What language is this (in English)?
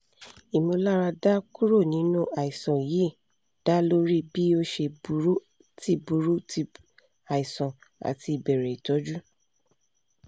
Yoruba